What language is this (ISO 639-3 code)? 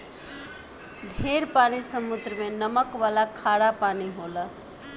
bho